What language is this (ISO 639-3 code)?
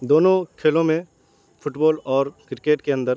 urd